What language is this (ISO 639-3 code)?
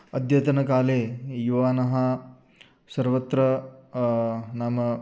san